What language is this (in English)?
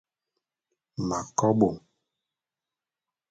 Bulu